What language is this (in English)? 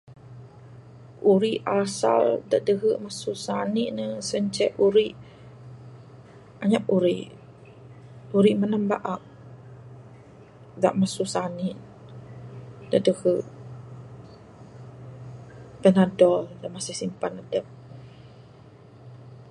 Bukar-Sadung Bidayuh